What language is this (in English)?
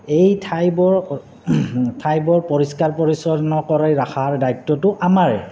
Assamese